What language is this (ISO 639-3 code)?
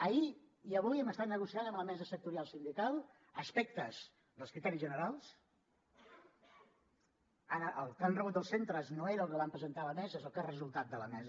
cat